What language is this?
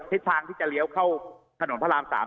Thai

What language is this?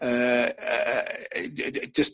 Welsh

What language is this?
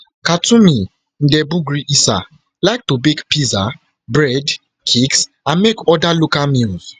Nigerian Pidgin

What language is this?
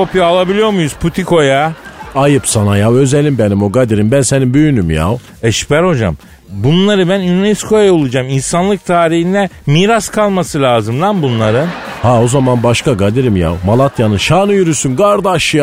Turkish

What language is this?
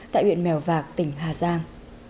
Vietnamese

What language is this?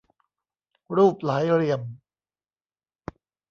Thai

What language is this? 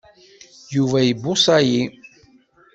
Kabyle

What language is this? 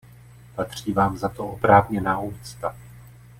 Czech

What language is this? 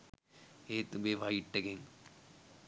Sinhala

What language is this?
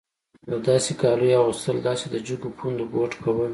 Pashto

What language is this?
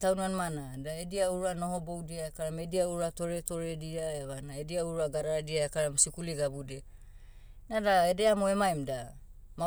Motu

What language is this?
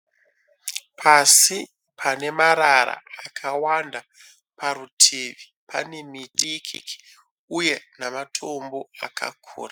Shona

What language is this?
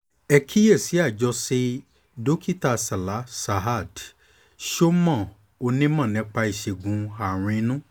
Yoruba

